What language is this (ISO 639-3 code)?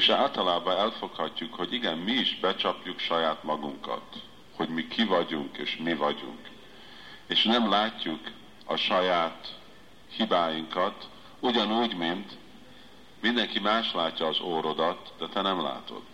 hun